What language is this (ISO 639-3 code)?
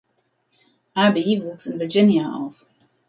deu